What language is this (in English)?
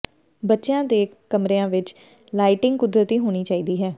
Punjabi